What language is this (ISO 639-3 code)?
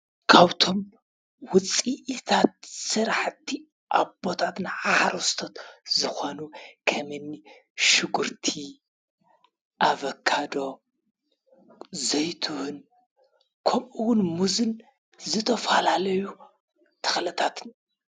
tir